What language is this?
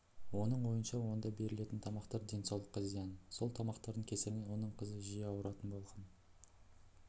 Kazakh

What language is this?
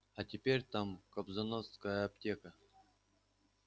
Russian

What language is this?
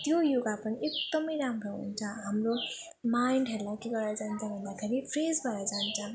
Nepali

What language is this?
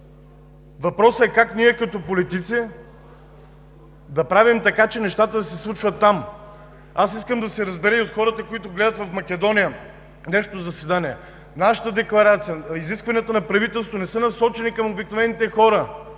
Bulgarian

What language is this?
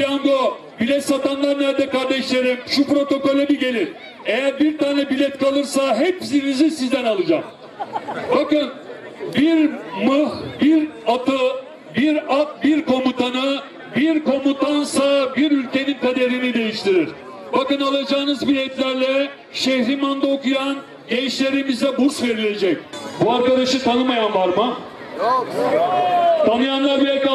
Turkish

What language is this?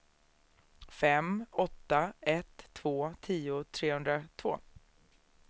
Swedish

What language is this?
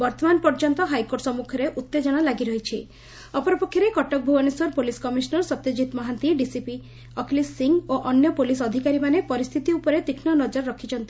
Odia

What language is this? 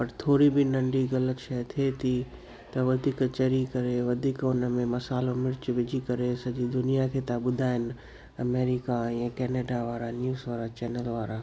Sindhi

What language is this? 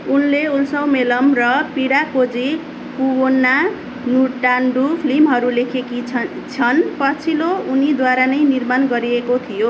Nepali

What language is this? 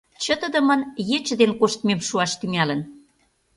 Mari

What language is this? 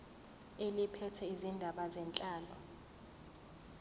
Zulu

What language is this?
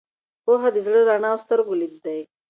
Pashto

